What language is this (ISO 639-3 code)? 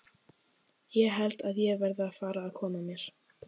isl